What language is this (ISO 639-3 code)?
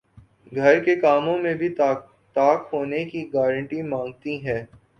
urd